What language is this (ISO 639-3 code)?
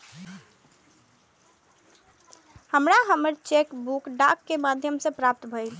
mai